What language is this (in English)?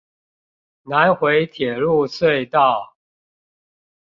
Chinese